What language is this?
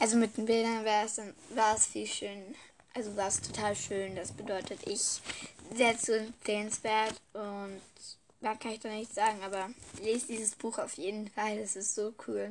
German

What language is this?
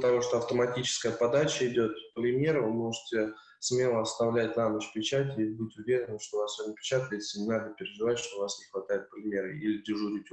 Russian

